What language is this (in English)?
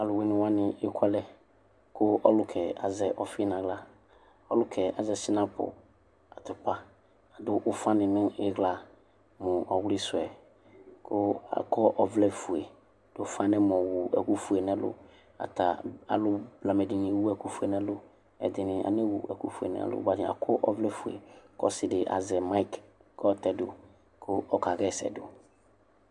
Ikposo